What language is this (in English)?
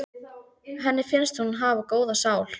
Icelandic